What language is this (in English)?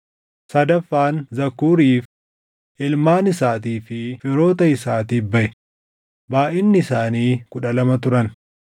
Oromo